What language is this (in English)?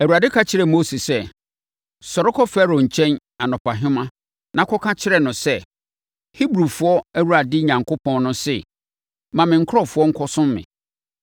Akan